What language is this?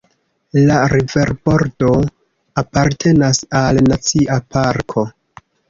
Esperanto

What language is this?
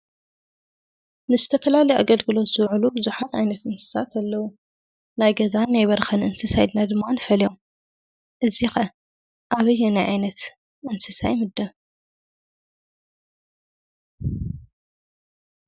Tigrinya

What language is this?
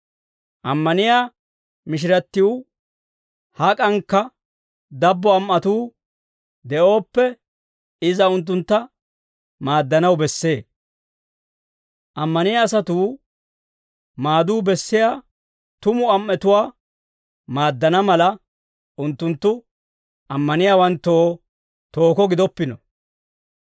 Dawro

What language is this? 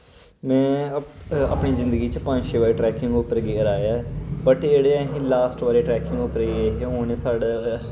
Dogri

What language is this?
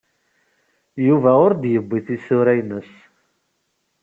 Kabyle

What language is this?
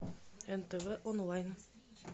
Russian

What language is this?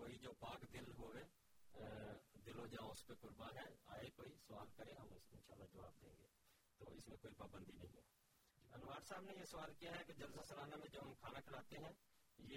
Urdu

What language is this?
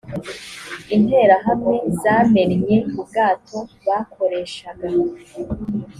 Kinyarwanda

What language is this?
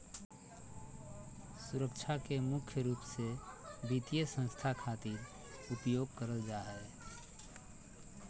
Magahi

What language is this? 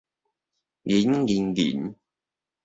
Min Nan Chinese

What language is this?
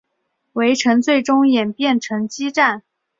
Chinese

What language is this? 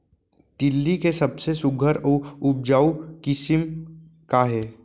Chhattisgarhi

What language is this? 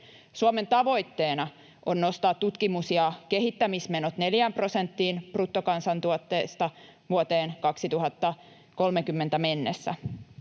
Finnish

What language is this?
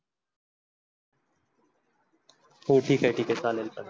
Marathi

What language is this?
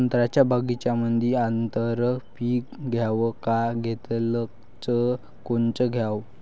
Marathi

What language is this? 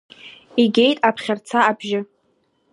Abkhazian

